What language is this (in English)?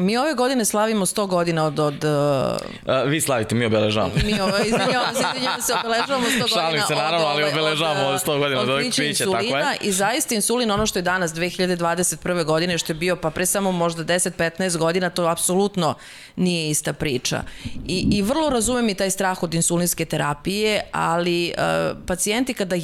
Slovak